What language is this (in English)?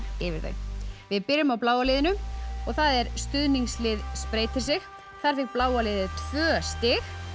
Icelandic